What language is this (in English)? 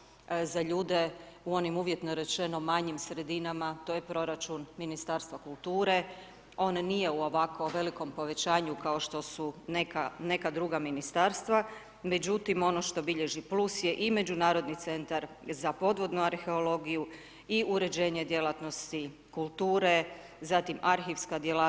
Croatian